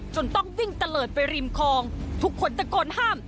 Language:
Thai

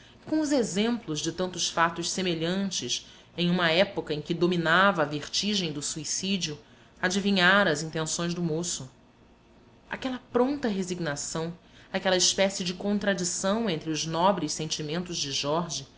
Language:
Portuguese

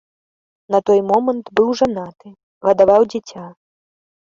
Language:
Belarusian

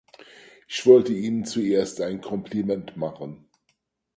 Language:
German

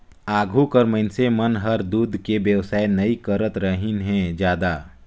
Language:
Chhattisgarhi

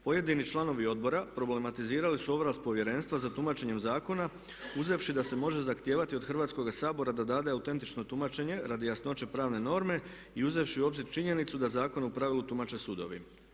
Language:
Croatian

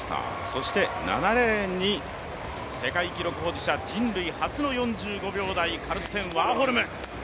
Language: Japanese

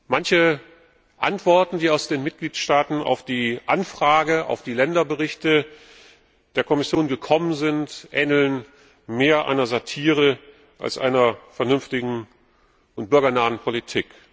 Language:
German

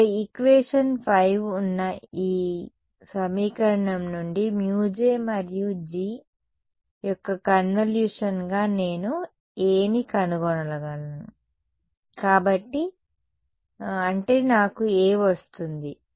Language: Telugu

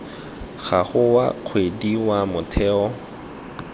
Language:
Tswana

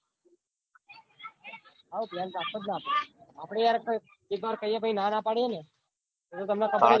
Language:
Gujarati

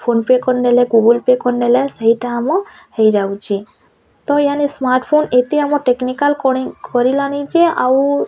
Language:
Odia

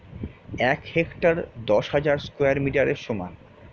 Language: Bangla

